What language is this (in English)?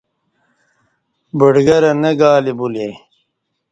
Kati